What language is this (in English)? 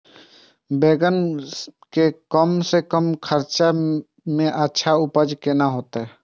Maithili